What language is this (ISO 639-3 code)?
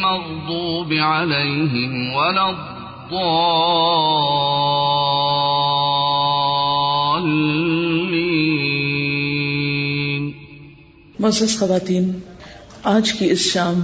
urd